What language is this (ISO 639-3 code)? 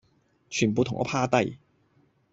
yue